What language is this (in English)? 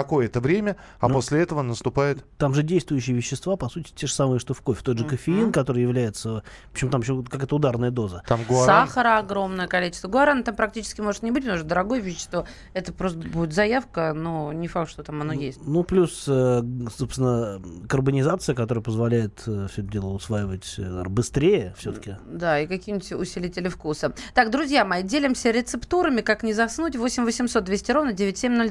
Russian